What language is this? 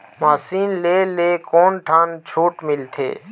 Chhattisgarhi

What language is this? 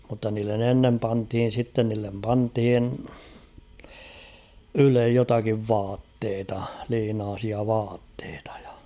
Finnish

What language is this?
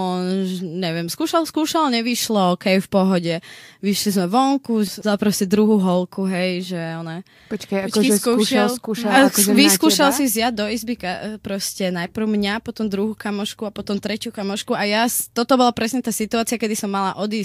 Czech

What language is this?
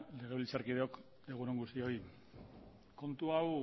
Basque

